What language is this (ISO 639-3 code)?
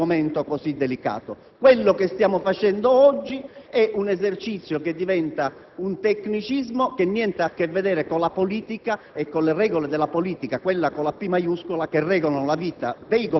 ita